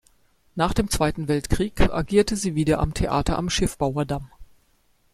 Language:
German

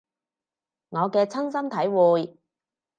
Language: Cantonese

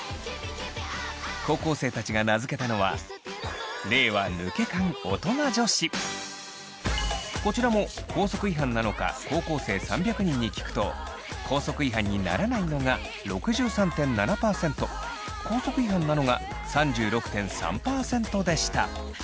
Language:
Japanese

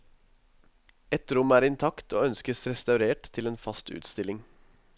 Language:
Norwegian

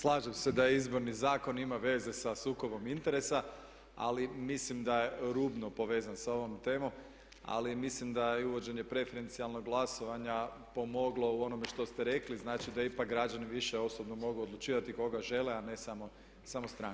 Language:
Croatian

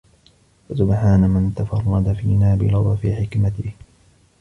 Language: Arabic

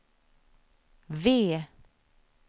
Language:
Swedish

